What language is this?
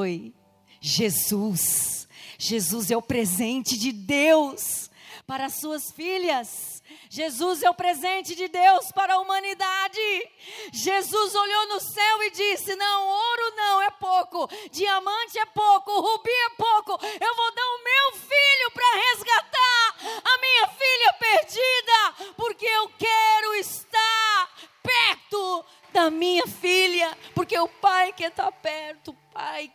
Portuguese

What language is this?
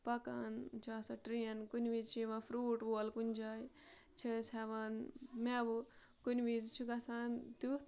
Kashmiri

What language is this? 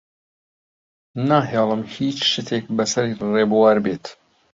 Central Kurdish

